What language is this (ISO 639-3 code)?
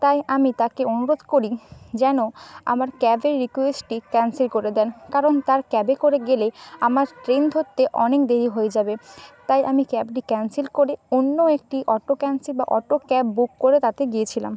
ben